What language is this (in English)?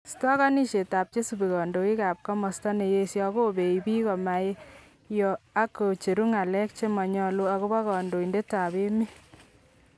Kalenjin